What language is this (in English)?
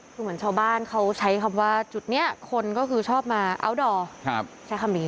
Thai